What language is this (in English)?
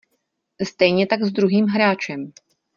Czech